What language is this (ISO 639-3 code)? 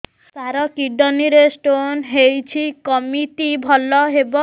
ori